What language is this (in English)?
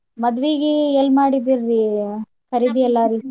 Kannada